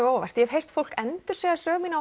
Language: Icelandic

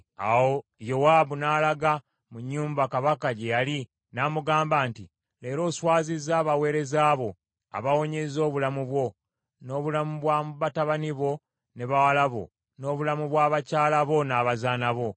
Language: Ganda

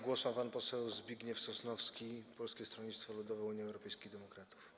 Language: Polish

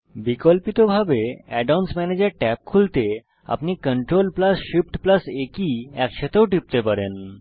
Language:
Bangla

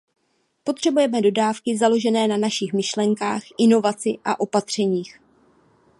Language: Czech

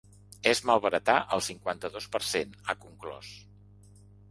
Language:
Catalan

